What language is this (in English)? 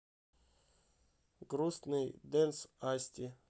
Russian